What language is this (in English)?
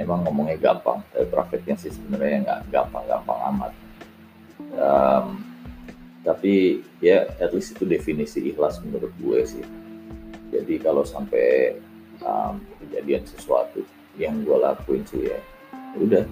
Indonesian